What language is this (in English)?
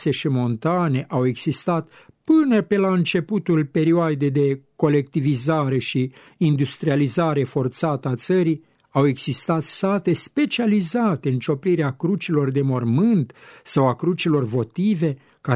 Romanian